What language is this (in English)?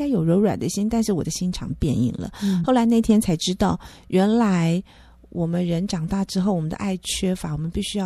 Chinese